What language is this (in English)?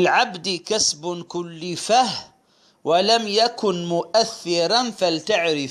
Arabic